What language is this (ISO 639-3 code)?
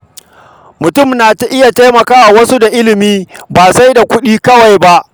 hau